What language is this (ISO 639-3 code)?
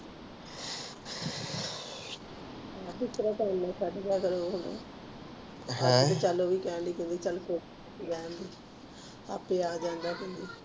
pan